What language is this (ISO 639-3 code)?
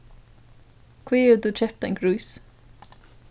fao